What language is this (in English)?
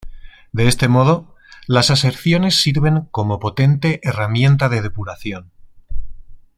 Spanish